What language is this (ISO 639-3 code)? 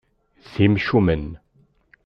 kab